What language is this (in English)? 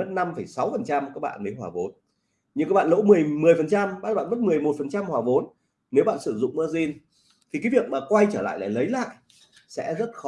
Vietnamese